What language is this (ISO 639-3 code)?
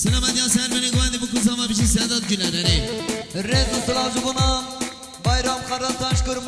ara